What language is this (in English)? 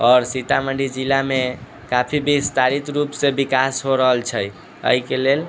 Maithili